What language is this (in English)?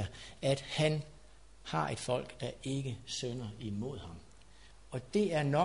Danish